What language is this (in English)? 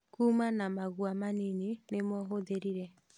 Kikuyu